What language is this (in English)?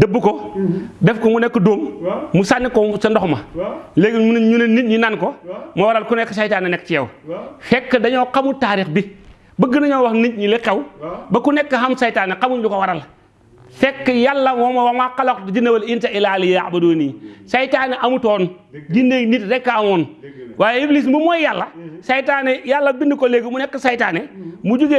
Indonesian